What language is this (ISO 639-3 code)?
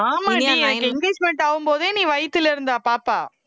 tam